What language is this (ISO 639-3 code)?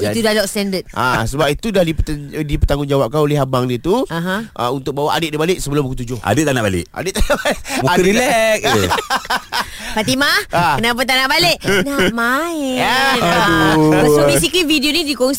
msa